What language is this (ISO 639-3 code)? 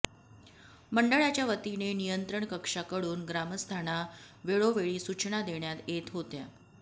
mar